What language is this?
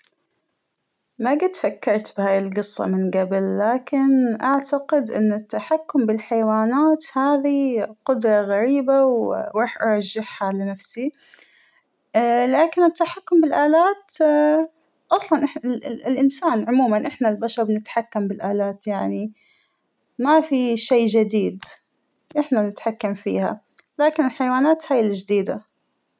Hijazi Arabic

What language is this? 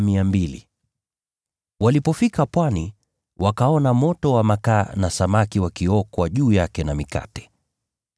Swahili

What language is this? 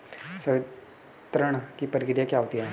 Hindi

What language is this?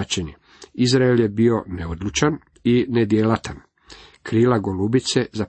Croatian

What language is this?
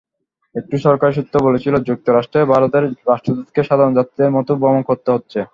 Bangla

